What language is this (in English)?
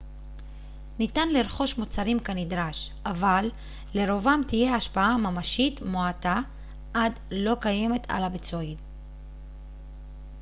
Hebrew